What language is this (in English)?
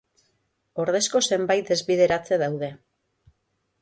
Basque